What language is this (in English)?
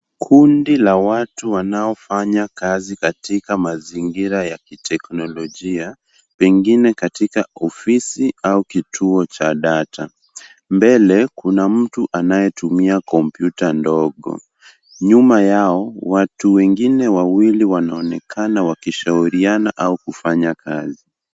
Swahili